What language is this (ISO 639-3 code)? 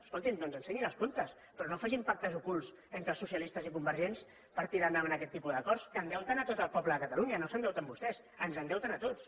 cat